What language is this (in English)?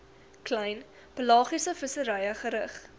Afrikaans